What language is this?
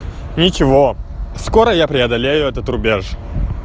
Russian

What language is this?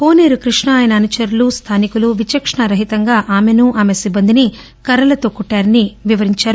Telugu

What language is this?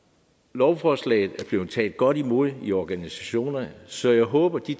Danish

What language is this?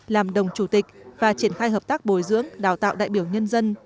Vietnamese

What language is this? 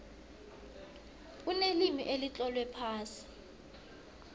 South Ndebele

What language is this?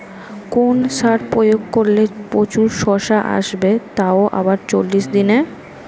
Bangla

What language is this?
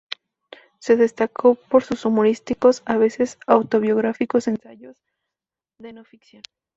Spanish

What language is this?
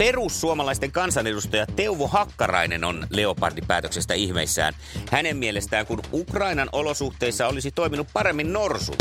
Finnish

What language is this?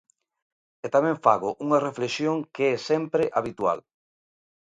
Galician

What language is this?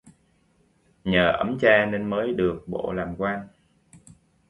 Vietnamese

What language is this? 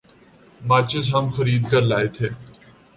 Urdu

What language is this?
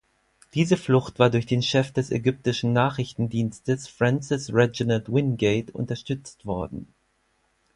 German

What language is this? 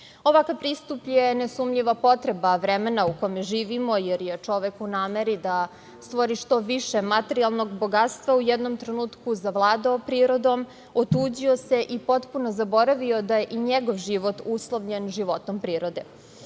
Serbian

